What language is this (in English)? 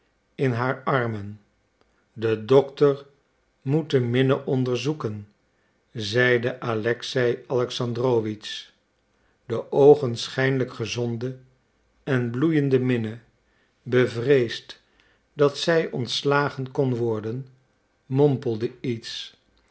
Dutch